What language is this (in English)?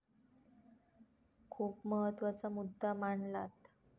Marathi